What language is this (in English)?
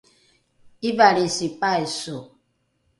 Rukai